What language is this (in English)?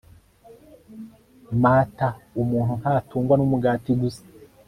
Kinyarwanda